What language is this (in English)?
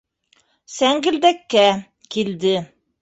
Bashkir